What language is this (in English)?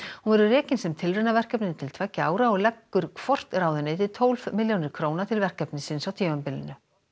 Icelandic